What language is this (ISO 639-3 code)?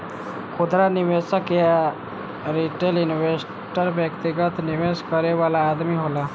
bho